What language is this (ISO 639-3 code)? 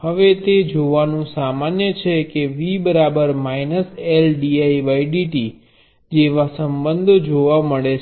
guj